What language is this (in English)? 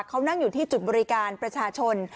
Thai